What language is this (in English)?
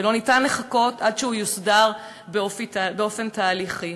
Hebrew